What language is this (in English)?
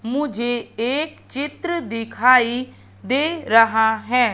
Hindi